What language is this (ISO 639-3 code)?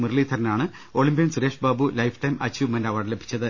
mal